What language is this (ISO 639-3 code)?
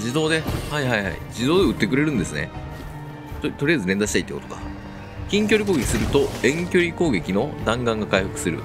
jpn